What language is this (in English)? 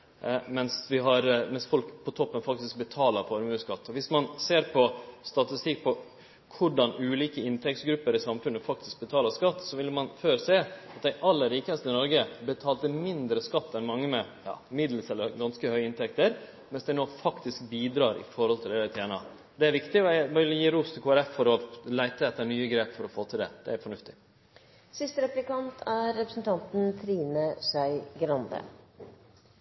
Norwegian Nynorsk